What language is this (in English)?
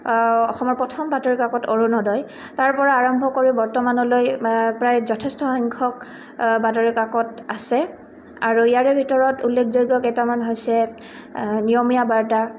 Assamese